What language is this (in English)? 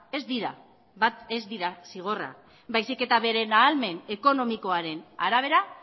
Basque